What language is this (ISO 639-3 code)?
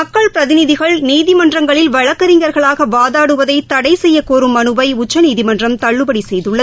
tam